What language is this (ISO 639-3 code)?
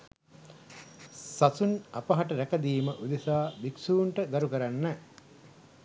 sin